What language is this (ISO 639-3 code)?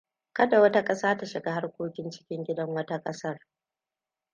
hau